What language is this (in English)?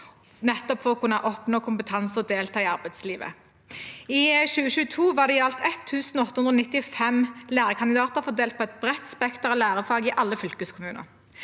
Norwegian